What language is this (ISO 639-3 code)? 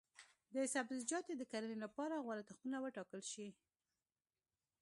pus